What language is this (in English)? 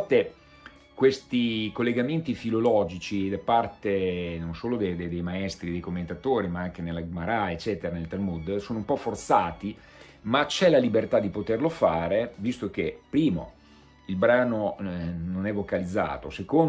Italian